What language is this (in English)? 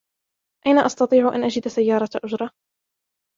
Arabic